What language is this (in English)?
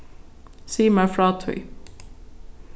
Faroese